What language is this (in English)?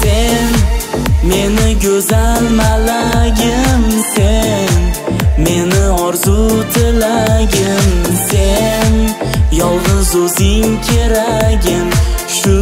Turkish